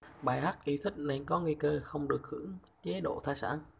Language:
Vietnamese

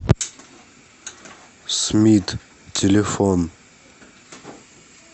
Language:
Russian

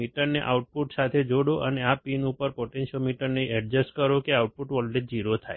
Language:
Gujarati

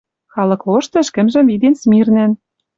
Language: Western Mari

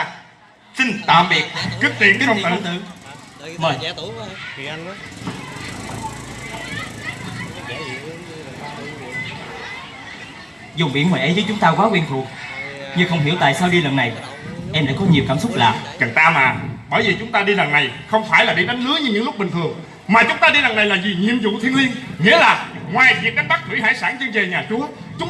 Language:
Vietnamese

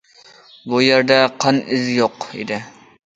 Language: Uyghur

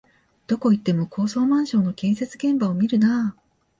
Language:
Japanese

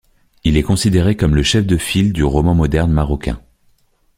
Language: French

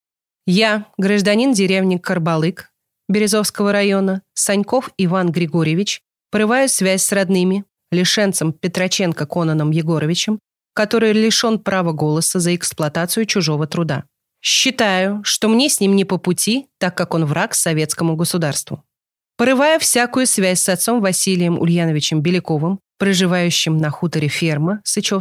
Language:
Russian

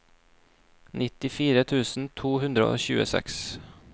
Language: Norwegian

